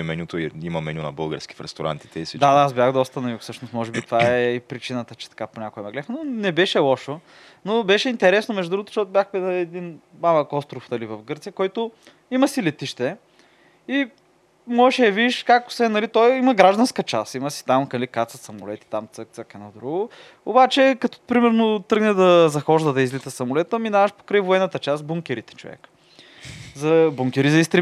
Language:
Bulgarian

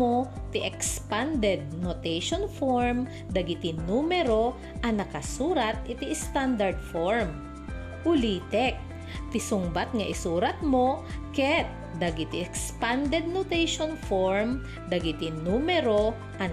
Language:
Filipino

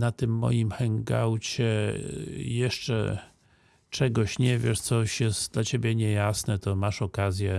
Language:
Polish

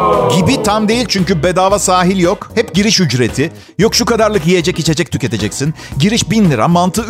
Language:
Turkish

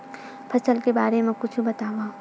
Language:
Chhattisgarhi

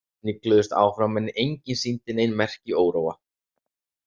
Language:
Icelandic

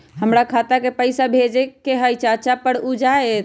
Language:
Magahi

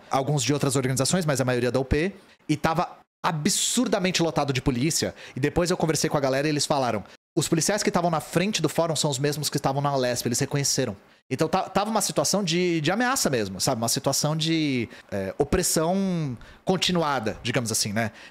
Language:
Portuguese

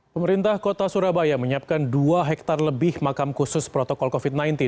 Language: Indonesian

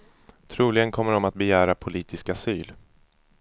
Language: Swedish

